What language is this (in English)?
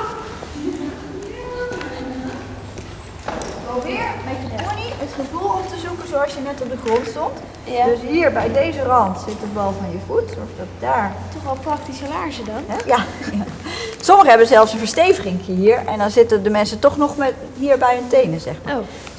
Dutch